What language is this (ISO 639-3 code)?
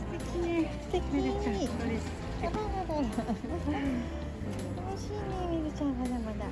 jpn